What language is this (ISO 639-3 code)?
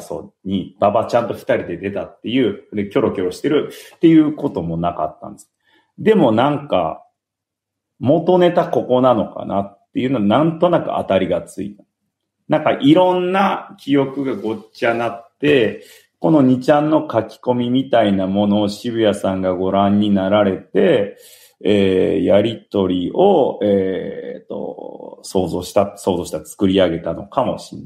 jpn